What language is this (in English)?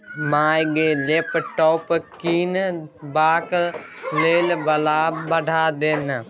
Maithili